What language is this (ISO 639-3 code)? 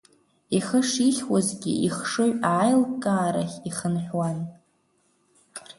abk